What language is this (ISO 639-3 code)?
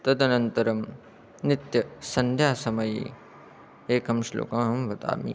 san